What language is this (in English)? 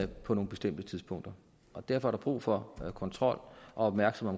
Danish